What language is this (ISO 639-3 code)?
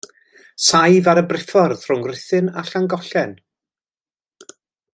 cym